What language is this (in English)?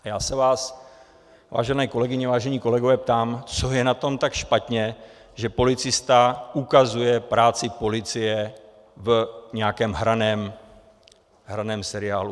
Czech